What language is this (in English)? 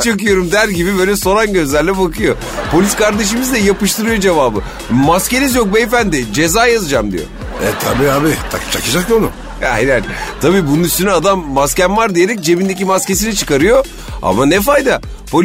Turkish